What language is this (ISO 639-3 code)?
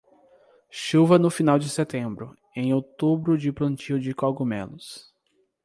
por